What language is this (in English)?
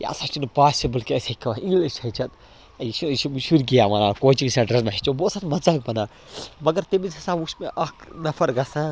Kashmiri